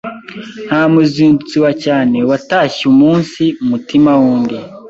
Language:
Kinyarwanda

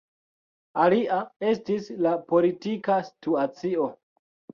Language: Esperanto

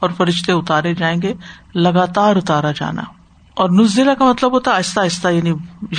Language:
Urdu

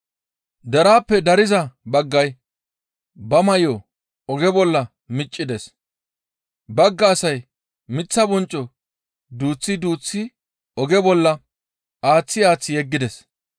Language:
Gamo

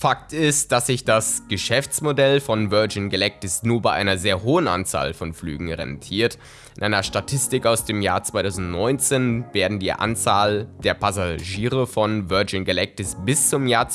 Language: German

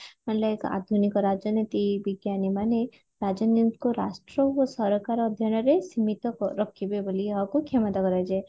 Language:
Odia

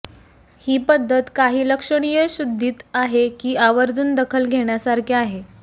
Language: Marathi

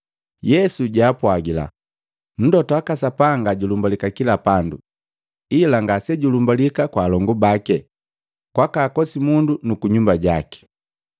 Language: Matengo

